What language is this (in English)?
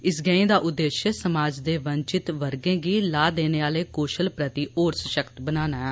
Dogri